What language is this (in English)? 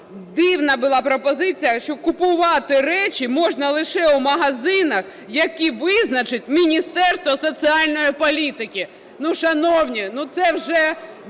Ukrainian